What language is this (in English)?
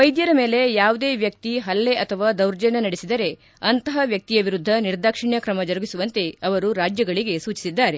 Kannada